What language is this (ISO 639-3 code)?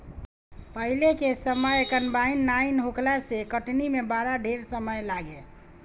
bho